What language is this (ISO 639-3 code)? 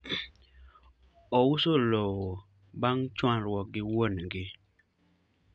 luo